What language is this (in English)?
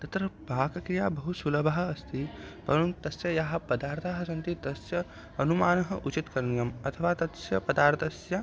Sanskrit